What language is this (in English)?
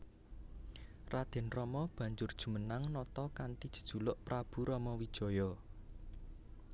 Javanese